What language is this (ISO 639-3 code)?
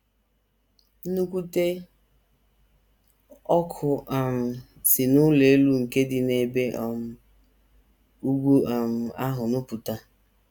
ibo